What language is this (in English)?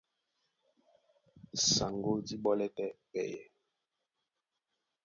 Duala